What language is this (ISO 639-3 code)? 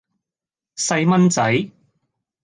yue